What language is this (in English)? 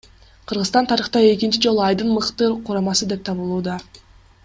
Kyrgyz